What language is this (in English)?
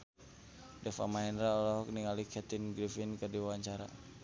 Sundanese